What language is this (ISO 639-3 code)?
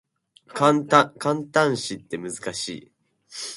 jpn